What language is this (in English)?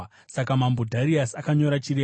Shona